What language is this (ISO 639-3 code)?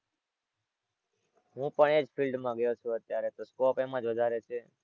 guj